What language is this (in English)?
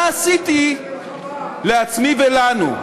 Hebrew